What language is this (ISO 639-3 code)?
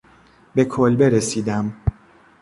fas